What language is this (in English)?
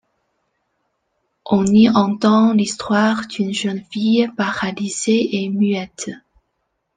French